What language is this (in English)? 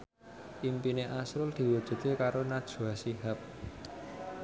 Javanese